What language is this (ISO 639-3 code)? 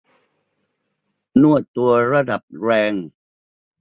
tha